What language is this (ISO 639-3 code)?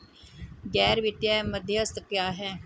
hin